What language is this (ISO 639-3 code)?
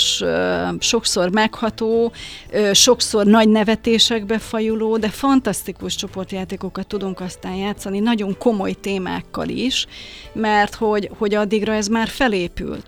hun